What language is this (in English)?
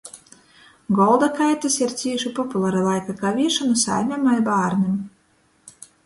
Latgalian